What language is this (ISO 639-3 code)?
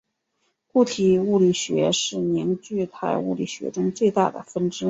zho